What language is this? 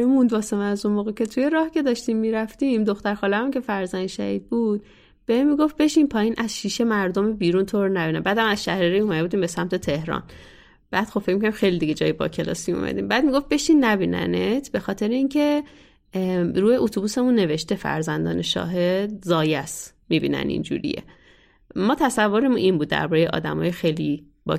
Persian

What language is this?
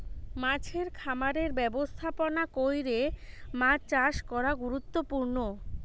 Bangla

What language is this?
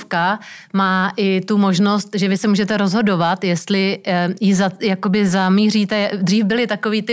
Czech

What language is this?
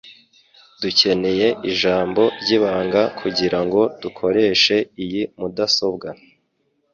Kinyarwanda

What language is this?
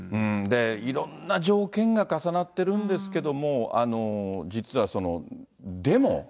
Japanese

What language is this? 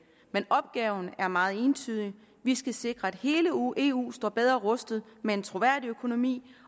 Danish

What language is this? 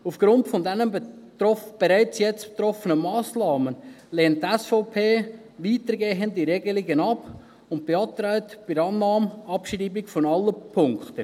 Swiss German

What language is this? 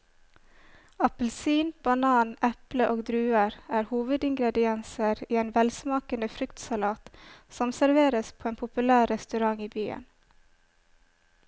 Norwegian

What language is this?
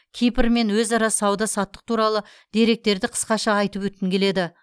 Kazakh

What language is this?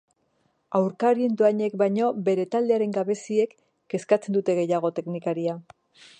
Basque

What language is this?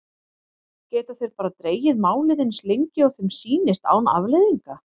Icelandic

